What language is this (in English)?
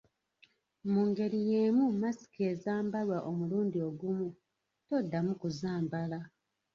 Ganda